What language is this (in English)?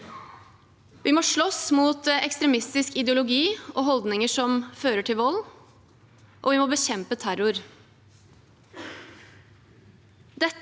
Norwegian